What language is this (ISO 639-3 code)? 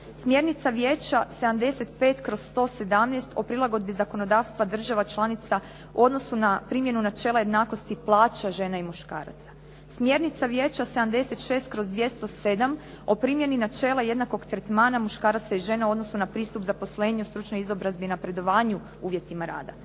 hrv